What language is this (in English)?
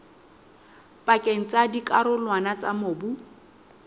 Southern Sotho